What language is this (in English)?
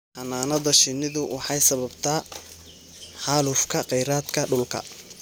Somali